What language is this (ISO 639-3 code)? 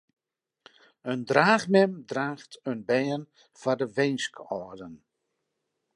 fry